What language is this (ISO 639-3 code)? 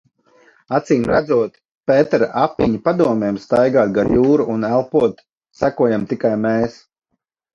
lav